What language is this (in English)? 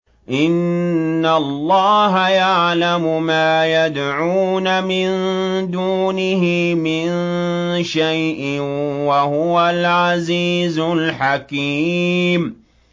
Arabic